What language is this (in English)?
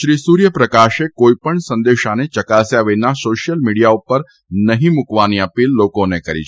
Gujarati